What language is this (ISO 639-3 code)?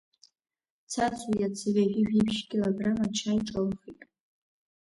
abk